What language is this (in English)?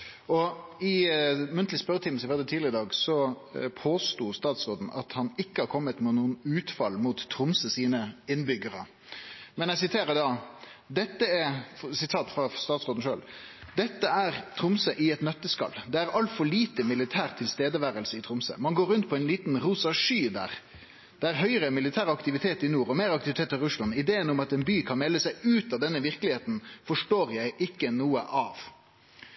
Norwegian Nynorsk